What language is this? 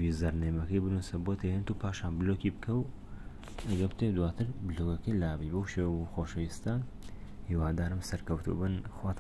Arabic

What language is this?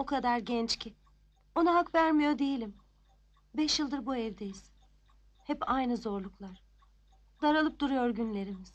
Turkish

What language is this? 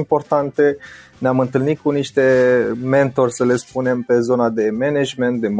Romanian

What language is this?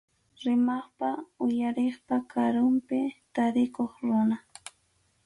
Arequipa-La Unión Quechua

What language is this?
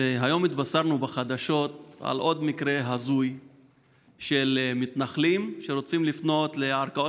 Hebrew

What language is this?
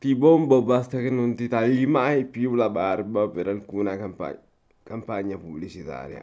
Italian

